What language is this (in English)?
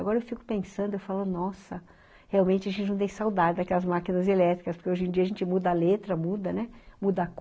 Portuguese